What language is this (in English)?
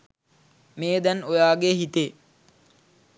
Sinhala